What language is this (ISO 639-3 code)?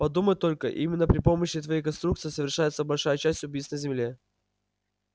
rus